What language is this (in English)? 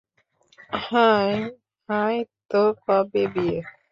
Bangla